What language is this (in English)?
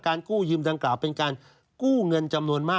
Thai